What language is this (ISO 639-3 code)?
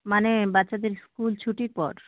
ben